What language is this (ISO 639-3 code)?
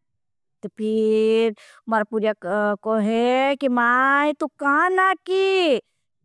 bhb